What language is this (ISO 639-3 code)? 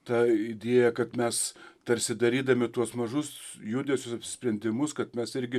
lit